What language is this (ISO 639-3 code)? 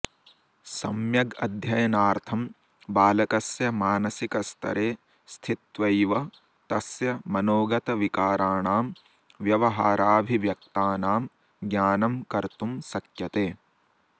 san